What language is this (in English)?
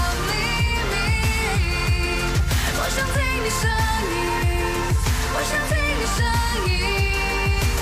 Thai